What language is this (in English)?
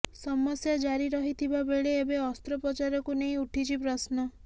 Odia